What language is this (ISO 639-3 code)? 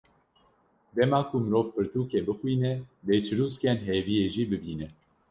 kur